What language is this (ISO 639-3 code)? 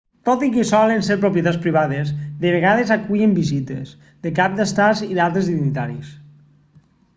cat